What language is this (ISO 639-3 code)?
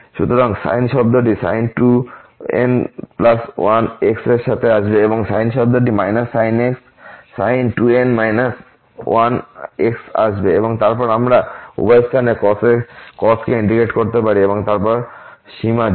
ben